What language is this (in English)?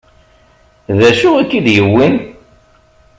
Kabyle